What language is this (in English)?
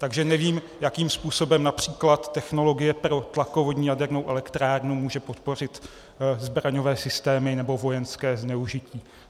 Czech